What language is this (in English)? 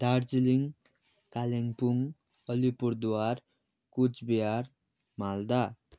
Nepali